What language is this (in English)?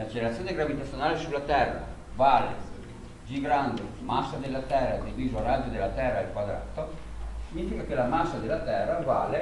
Italian